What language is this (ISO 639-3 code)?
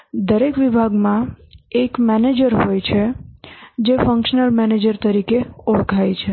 guj